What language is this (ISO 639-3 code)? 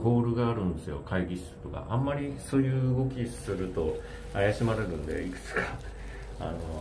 jpn